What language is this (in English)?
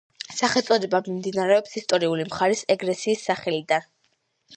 Georgian